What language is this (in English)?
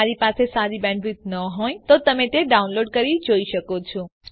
Gujarati